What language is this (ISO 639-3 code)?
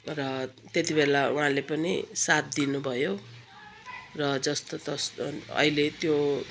nep